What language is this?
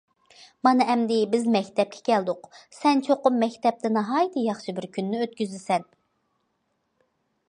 Uyghur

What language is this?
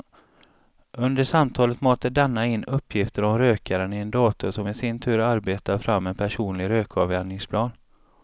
Swedish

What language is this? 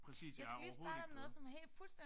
Danish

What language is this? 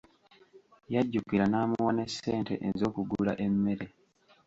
Ganda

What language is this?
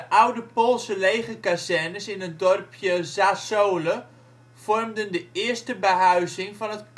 Dutch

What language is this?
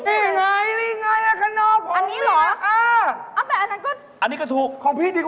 Thai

